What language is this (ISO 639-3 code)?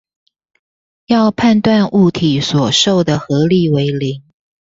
zho